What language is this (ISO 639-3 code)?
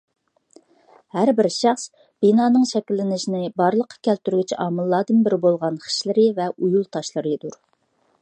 uig